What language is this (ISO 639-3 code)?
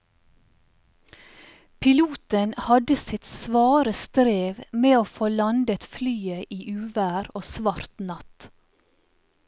nor